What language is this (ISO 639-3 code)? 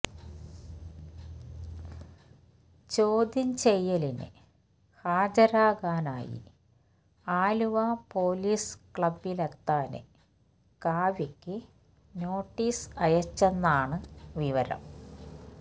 mal